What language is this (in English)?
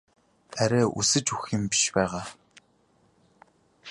Mongolian